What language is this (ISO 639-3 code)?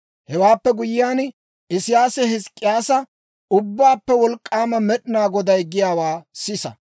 dwr